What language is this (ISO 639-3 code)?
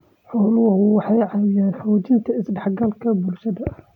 som